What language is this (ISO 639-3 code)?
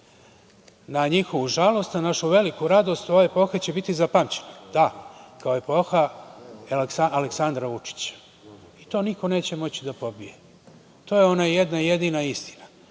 srp